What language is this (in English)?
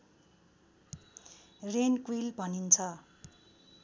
Nepali